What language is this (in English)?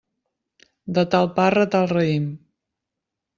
Catalan